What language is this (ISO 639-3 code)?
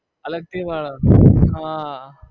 guj